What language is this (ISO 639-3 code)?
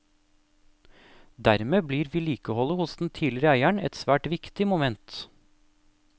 nor